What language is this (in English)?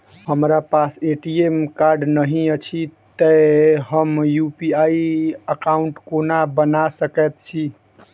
Maithili